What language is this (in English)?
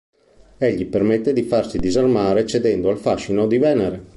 Italian